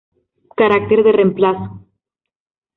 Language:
Spanish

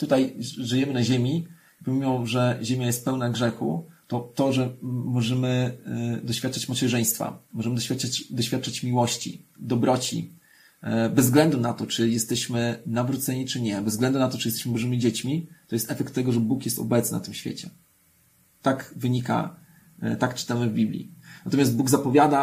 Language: Polish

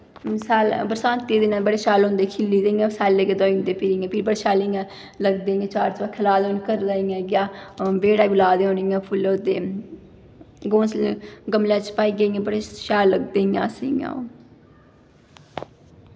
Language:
Dogri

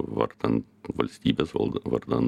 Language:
Lithuanian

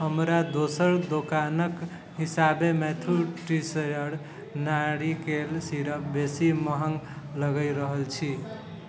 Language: Maithili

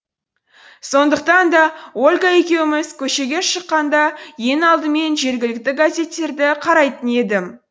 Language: Kazakh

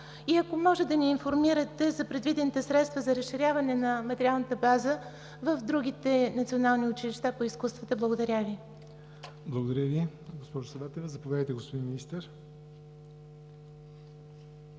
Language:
Bulgarian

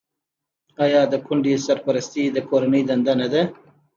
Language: Pashto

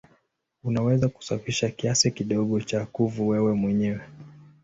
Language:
Swahili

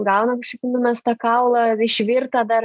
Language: Lithuanian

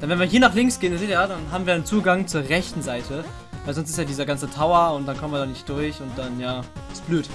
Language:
German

